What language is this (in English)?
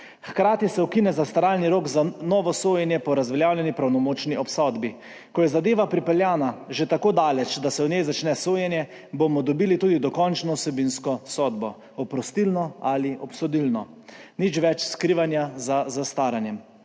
Slovenian